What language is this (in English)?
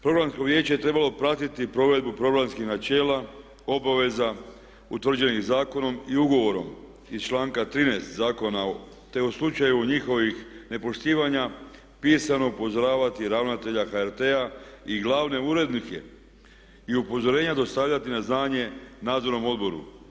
Croatian